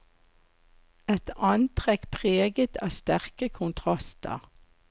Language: Norwegian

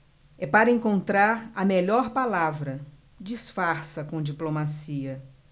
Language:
Portuguese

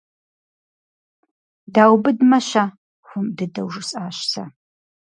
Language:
Kabardian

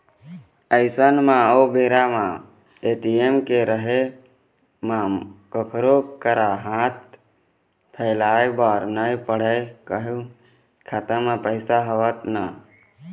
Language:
Chhattisgarhi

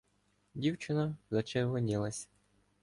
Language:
Ukrainian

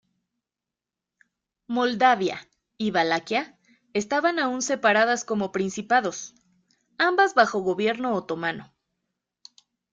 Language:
Spanish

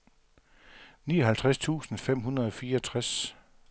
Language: Danish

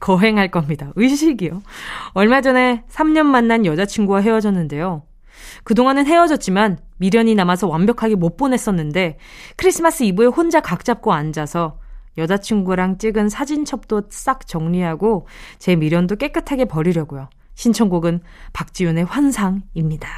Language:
Korean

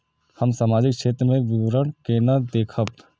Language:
Maithili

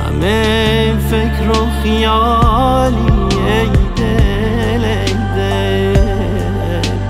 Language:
Persian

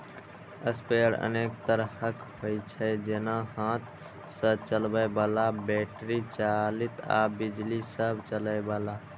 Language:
Maithili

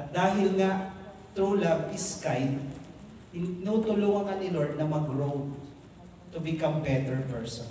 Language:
Filipino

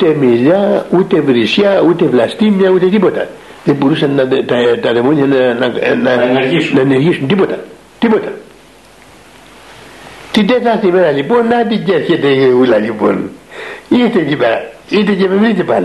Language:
Greek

